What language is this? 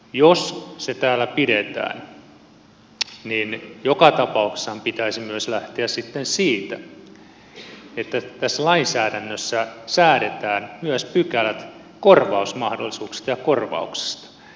Finnish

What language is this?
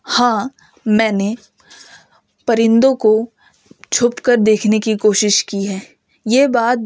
Urdu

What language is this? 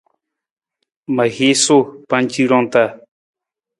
Nawdm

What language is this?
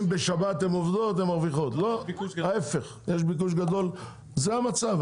Hebrew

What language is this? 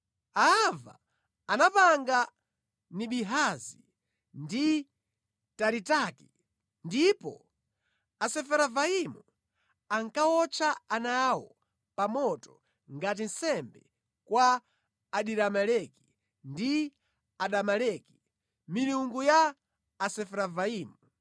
Nyanja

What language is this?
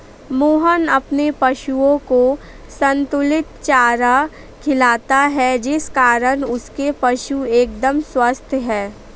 Hindi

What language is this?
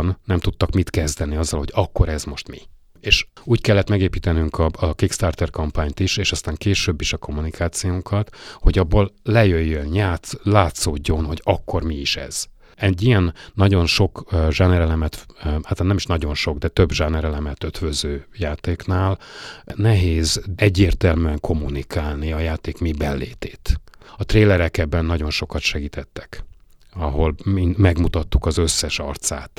Hungarian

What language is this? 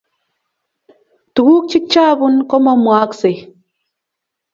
Kalenjin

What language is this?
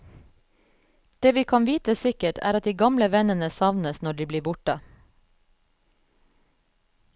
Norwegian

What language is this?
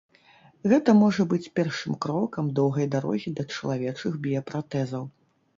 Belarusian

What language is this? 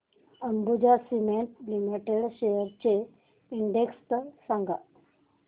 Marathi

